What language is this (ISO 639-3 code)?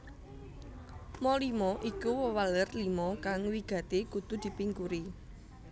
jav